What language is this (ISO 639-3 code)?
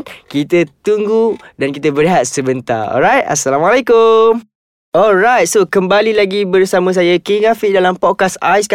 msa